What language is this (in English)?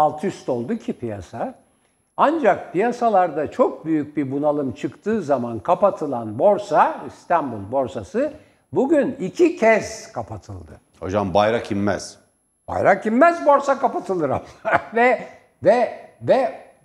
Turkish